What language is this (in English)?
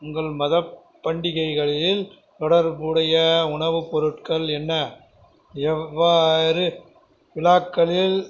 Tamil